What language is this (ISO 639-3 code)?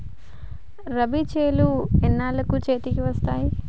tel